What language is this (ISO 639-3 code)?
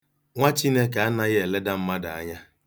ibo